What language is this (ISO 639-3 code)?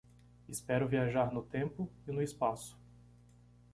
por